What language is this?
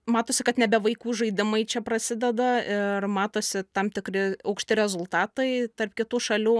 Lithuanian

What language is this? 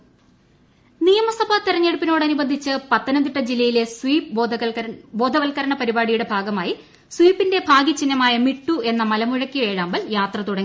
Malayalam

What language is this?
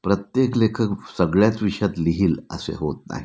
Marathi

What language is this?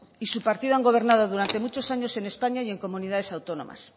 Spanish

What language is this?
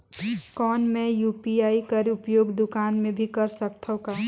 Chhattisgarhi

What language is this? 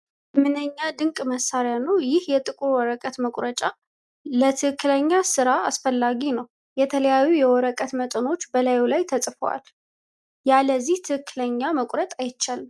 Amharic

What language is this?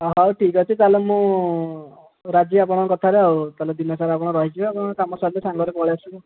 Odia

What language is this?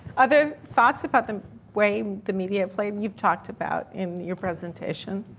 English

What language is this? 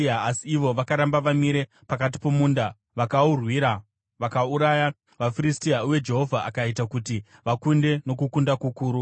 Shona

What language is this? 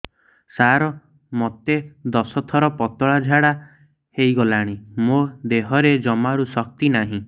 Odia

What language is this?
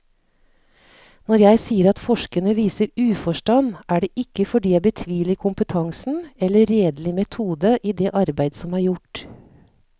Norwegian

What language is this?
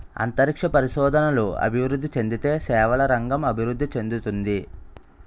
Telugu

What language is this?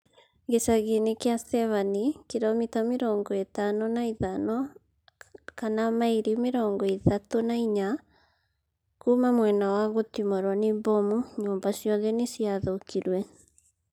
Kikuyu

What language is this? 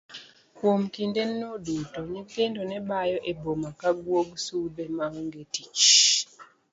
Luo (Kenya and Tanzania)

